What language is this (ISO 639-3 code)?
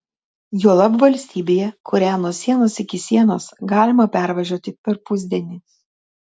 lit